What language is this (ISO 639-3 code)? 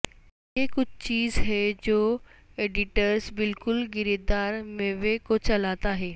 urd